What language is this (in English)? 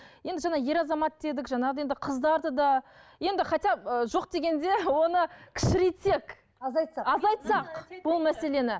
Kazakh